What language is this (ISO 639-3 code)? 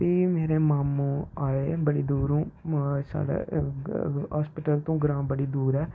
doi